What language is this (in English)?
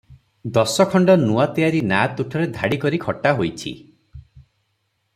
Odia